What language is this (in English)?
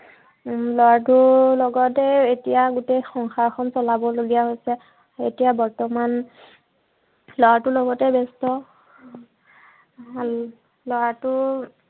Assamese